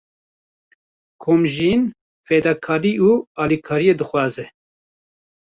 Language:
Kurdish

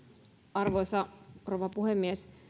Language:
Finnish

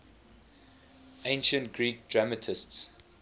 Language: English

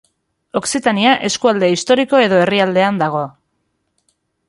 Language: Basque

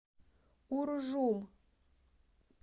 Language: Russian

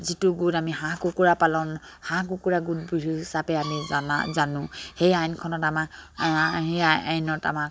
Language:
Assamese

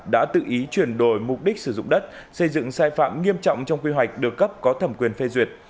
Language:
Vietnamese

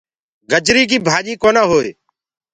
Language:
Gurgula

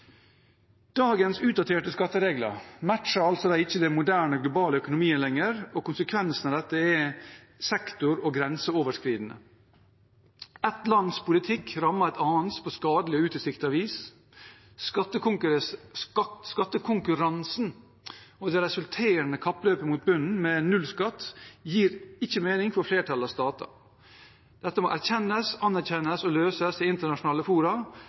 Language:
Norwegian Bokmål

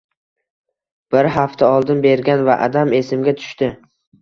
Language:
Uzbek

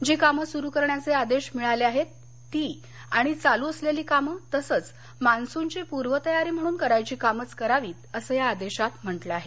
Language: Marathi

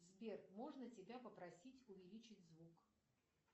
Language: Russian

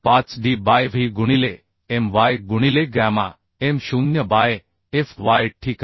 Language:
Marathi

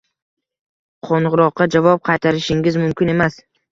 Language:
Uzbek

